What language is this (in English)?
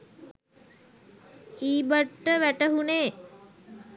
Sinhala